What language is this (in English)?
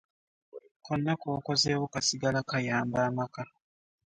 Ganda